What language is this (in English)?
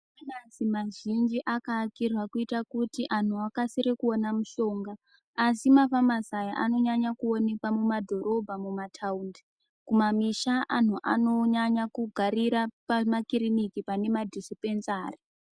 Ndau